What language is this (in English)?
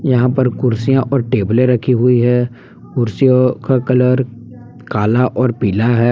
Hindi